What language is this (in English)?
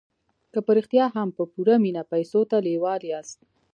Pashto